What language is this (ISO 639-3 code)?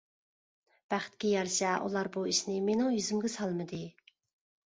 uig